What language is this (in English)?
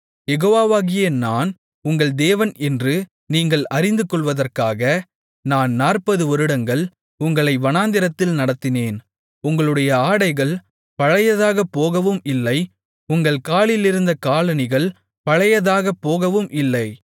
Tamil